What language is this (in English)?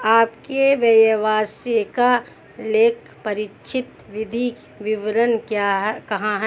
Hindi